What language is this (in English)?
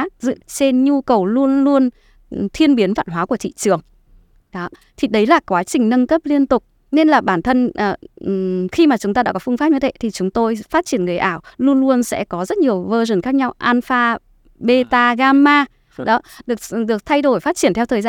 Vietnamese